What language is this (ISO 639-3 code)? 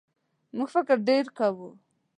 pus